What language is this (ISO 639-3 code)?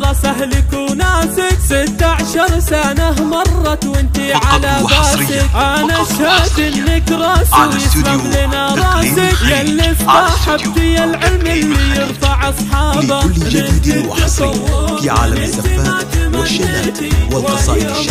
ara